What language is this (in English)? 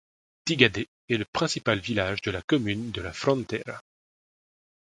French